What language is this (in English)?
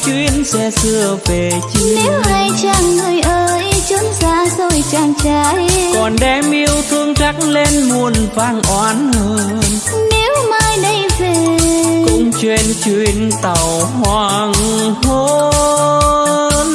Vietnamese